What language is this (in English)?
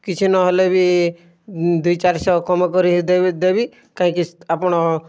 Odia